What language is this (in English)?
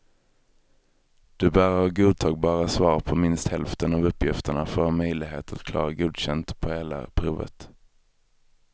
Swedish